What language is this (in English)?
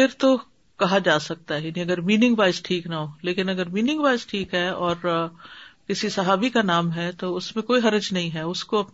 Urdu